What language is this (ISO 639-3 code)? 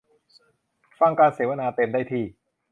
tha